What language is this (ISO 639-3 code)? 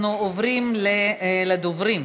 heb